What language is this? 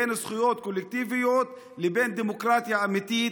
Hebrew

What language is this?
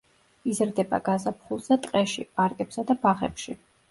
Georgian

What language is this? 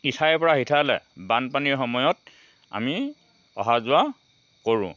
Assamese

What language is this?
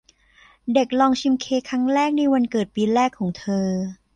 Thai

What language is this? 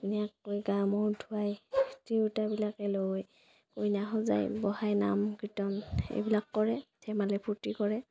Assamese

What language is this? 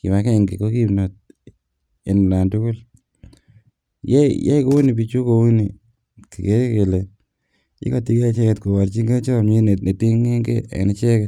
Kalenjin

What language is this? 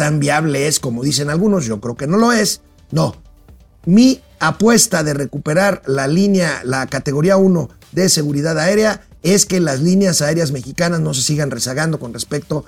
Spanish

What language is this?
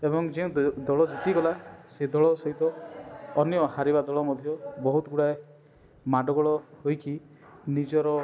Odia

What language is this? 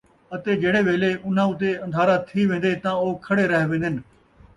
Saraiki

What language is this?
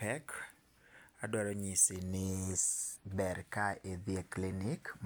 Luo (Kenya and Tanzania)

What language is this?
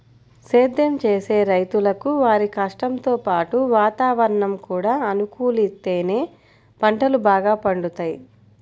Telugu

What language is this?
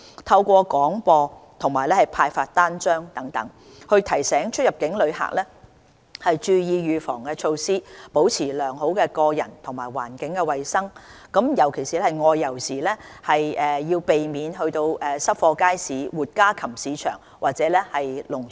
Cantonese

